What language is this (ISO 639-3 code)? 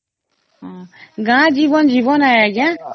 ori